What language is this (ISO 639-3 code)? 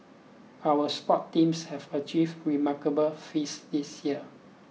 eng